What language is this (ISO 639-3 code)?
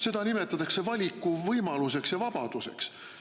est